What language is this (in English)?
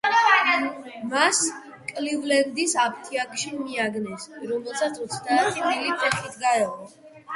Georgian